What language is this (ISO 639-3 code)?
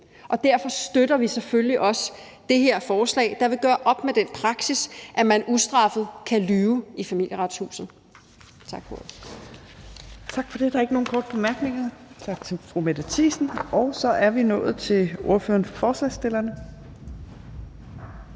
dan